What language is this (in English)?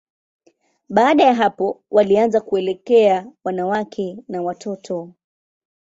Swahili